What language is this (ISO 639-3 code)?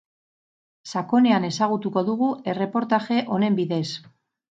eus